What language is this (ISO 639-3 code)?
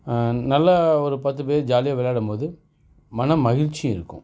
tam